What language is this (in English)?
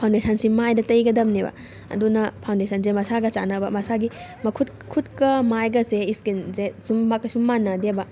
Manipuri